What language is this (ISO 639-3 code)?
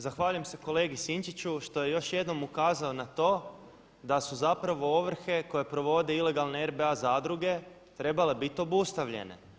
hrv